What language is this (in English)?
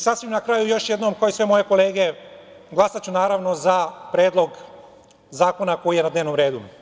Serbian